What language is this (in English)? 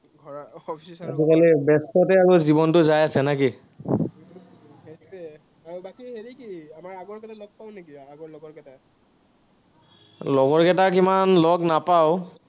Assamese